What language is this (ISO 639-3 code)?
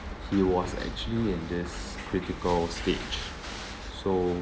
eng